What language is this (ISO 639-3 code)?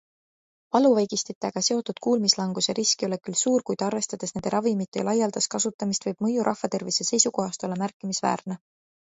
est